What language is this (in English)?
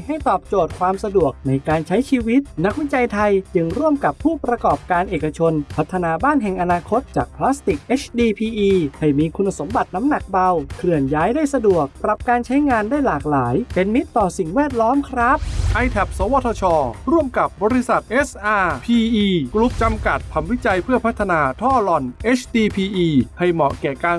Thai